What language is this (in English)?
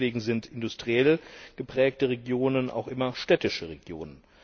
German